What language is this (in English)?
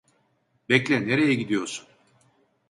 Turkish